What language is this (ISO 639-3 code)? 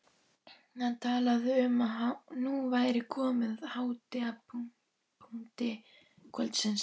isl